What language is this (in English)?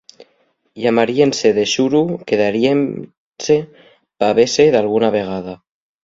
Asturian